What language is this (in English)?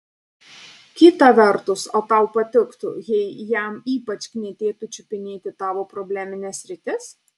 Lithuanian